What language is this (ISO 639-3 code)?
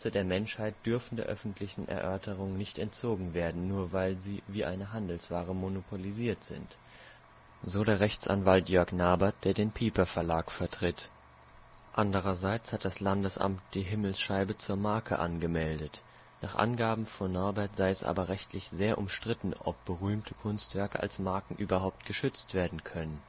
deu